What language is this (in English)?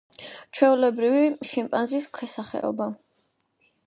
Georgian